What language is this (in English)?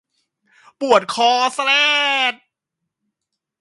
Thai